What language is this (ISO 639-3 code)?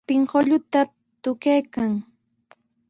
qws